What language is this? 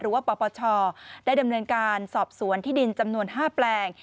Thai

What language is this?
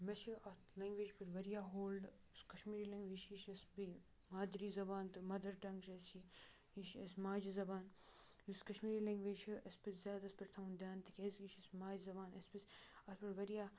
Kashmiri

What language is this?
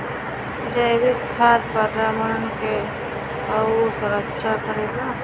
Bhojpuri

